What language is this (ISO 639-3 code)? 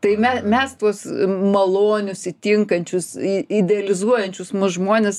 lit